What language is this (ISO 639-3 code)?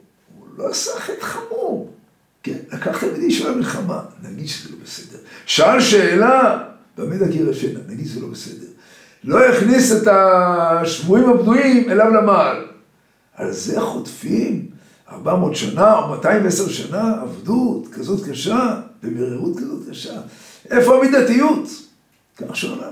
heb